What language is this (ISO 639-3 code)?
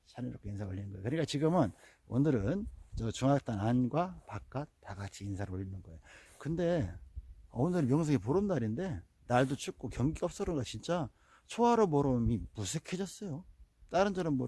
kor